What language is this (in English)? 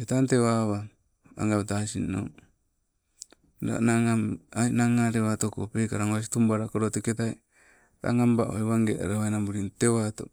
Sibe